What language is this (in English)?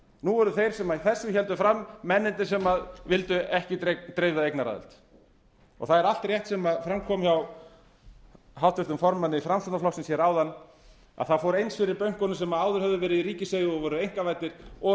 Icelandic